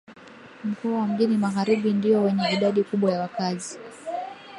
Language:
Swahili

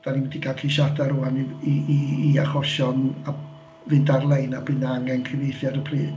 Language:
Welsh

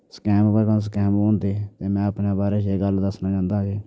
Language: Dogri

